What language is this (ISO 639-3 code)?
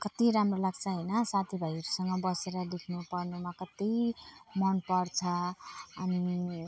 nep